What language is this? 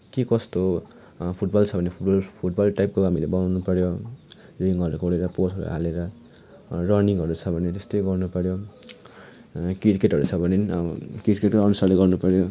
Nepali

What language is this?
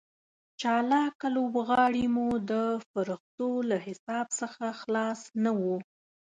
Pashto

